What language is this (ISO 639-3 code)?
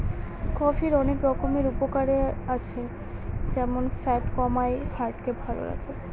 ben